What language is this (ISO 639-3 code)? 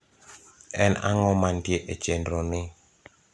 luo